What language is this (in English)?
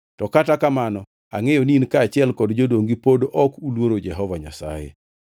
Luo (Kenya and Tanzania)